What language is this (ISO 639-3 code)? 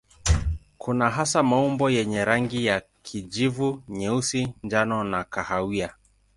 swa